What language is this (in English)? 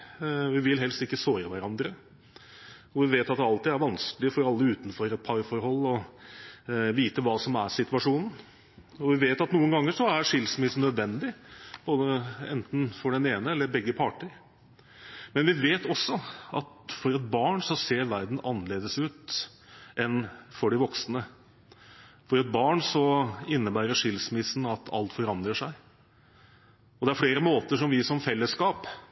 Norwegian Bokmål